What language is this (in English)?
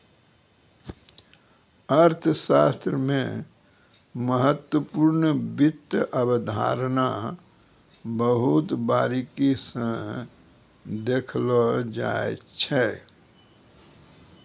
Maithili